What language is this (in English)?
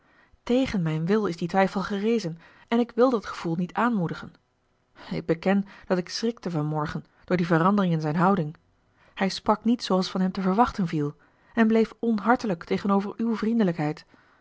Dutch